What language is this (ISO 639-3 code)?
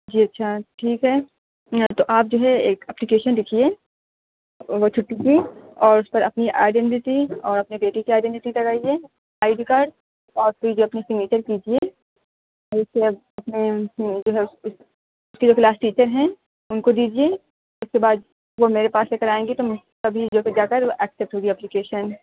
urd